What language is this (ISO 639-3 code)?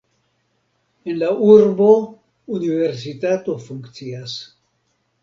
epo